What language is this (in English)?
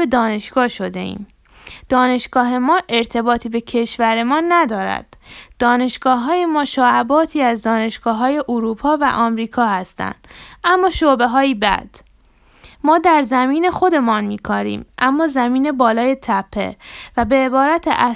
Persian